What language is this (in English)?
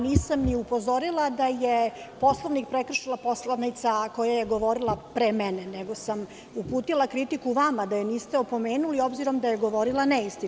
Serbian